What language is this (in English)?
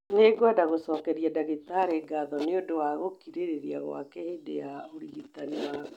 Kikuyu